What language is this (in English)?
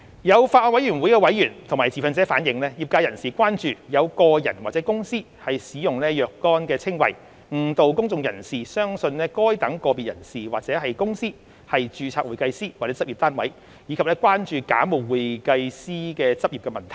Cantonese